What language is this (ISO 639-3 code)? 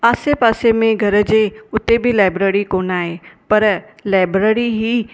snd